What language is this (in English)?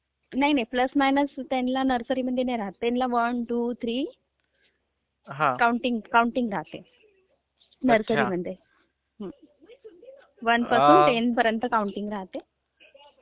Marathi